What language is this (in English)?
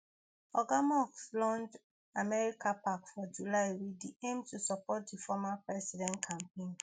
Nigerian Pidgin